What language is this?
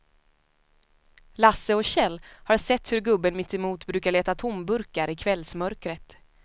Swedish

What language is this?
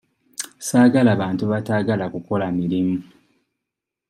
Ganda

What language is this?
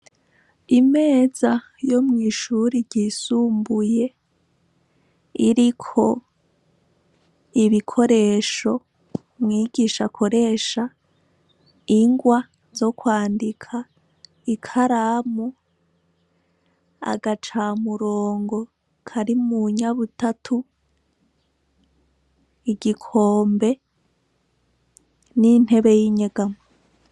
Rundi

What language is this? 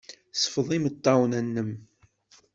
Kabyle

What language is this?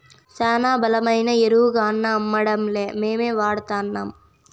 Telugu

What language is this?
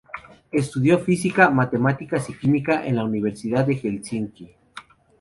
Spanish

